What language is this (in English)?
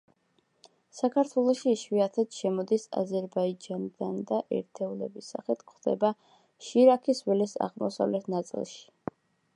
Georgian